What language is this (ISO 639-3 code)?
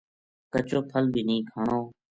gju